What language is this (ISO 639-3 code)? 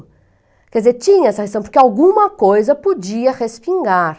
por